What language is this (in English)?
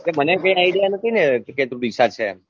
Gujarati